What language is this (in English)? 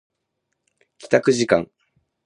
Japanese